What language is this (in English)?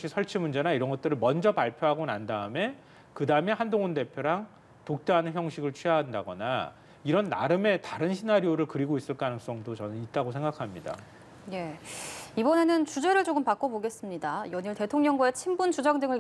Korean